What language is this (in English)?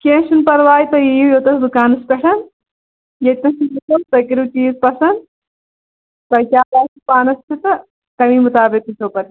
Kashmiri